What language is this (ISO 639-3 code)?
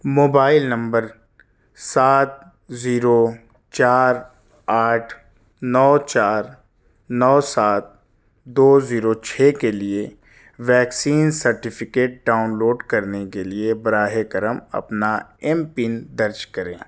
urd